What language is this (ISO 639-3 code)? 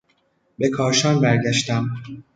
fas